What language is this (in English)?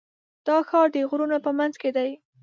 Pashto